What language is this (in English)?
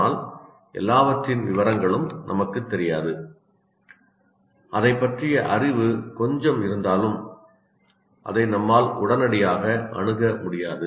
Tamil